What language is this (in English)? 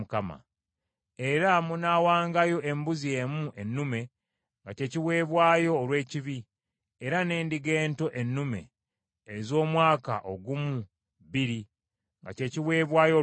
Ganda